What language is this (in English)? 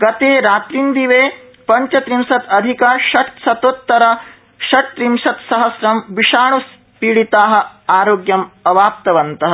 Sanskrit